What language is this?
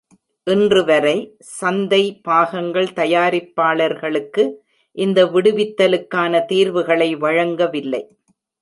Tamil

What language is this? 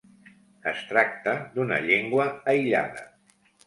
Catalan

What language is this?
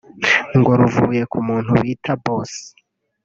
Kinyarwanda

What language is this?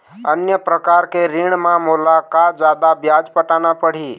Chhattisgarhi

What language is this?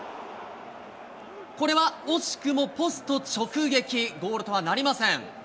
Japanese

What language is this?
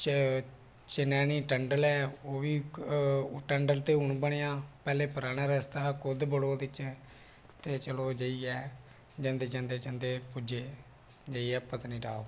Dogri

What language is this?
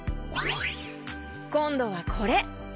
Japanese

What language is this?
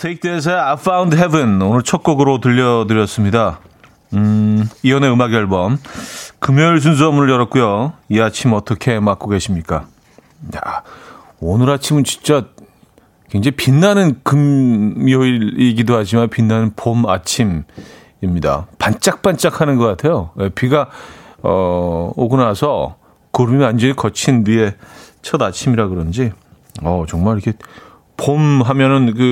Korean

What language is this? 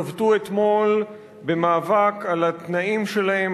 Hebrew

